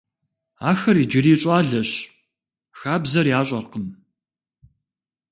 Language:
Kabardian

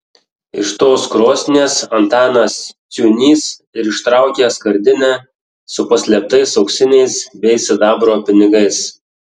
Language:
Lithuanian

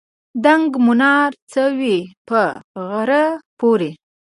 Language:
Pashto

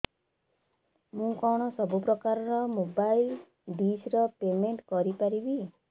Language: Odia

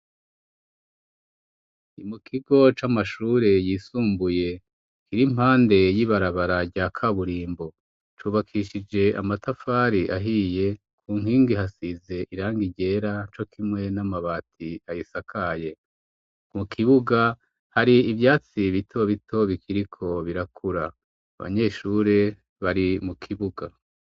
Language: Rundi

